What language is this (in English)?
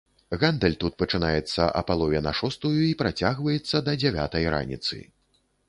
Belarusian